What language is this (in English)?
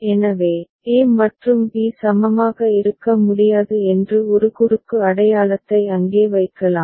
Tamil